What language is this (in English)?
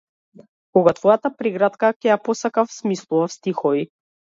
Macedonian